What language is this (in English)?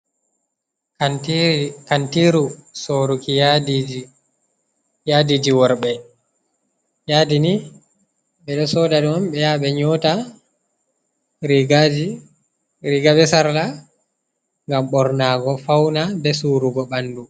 Fula